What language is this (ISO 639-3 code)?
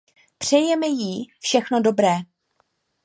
ces